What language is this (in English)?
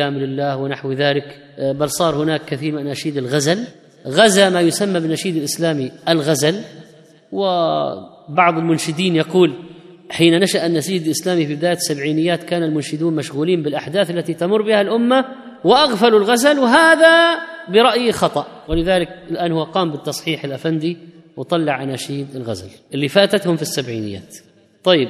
Arabic